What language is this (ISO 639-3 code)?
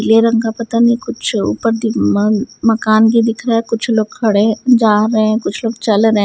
hin